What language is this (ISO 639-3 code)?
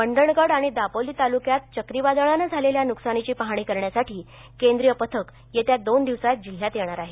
mar